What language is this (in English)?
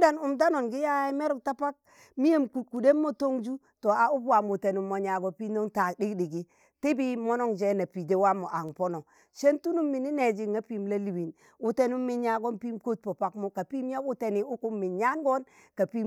Tangale